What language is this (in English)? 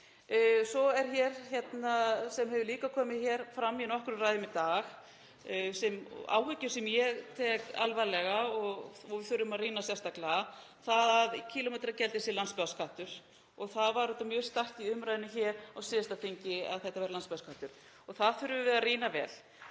Icelandic